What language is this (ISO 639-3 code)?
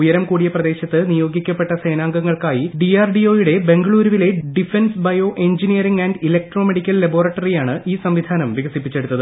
mal